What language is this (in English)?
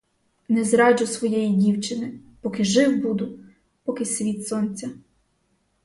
Ukrainian